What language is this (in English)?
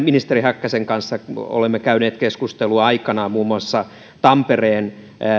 Finnish